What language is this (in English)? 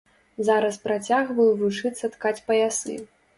Belarusian